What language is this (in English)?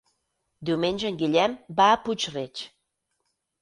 Catalan